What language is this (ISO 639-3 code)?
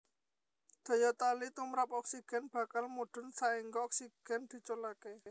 jav